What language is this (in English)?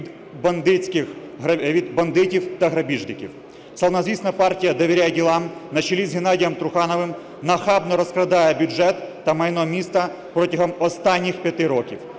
Ukrainian